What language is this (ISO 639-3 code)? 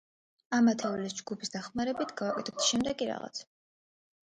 kat